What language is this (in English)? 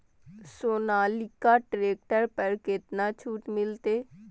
Maithili